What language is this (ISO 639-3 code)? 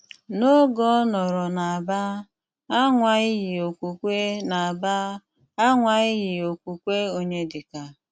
ibo